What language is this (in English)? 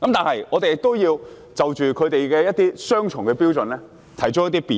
Cantonese